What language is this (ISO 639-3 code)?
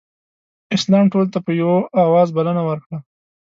pus